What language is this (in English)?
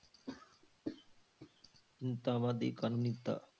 Punjabi